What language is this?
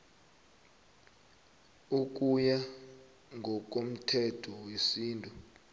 South Ndebele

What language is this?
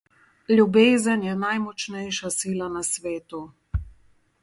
Slovenian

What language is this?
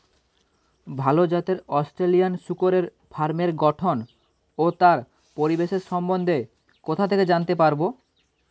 Bangla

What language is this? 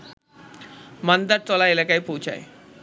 Bangla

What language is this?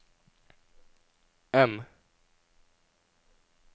Norwegian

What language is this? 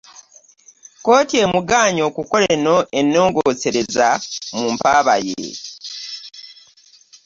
Ganda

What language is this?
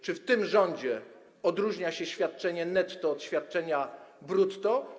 Polish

